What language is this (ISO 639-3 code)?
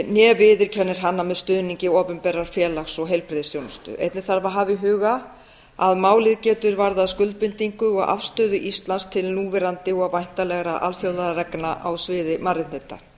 isl